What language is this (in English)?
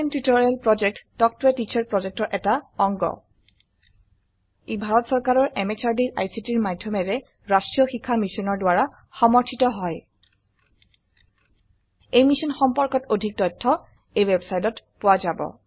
Assamese